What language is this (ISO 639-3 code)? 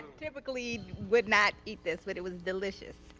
eng